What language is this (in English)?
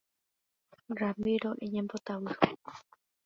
Guarani